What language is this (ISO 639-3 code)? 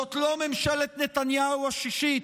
heb